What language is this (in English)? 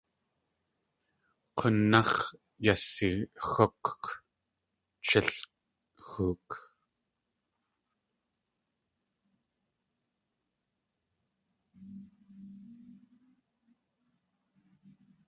Tlingit